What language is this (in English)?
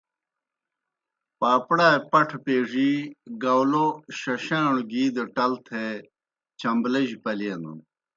Kohistani Shina